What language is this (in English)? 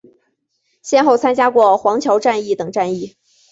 Chinese